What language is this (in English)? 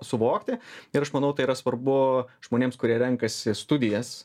Lithuanian